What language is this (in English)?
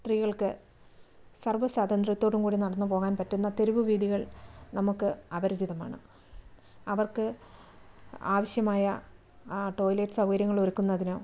Malayalam